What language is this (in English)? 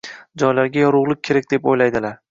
Uzbek